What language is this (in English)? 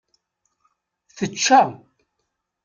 Kabyle